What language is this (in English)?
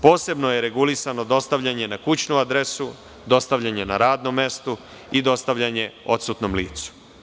Serbian